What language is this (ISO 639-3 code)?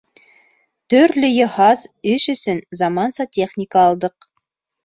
bak